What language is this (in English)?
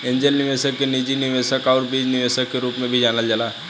Bhojpuri